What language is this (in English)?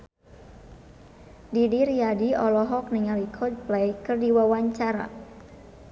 Sundanese